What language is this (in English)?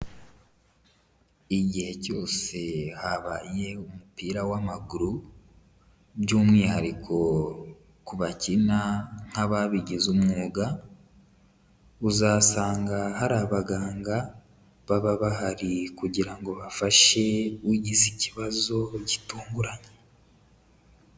Kinyarwanda